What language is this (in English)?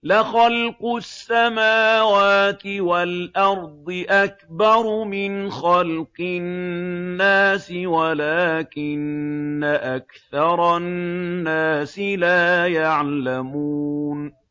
Arabic